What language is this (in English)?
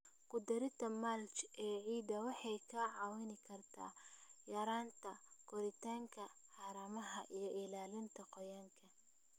Somali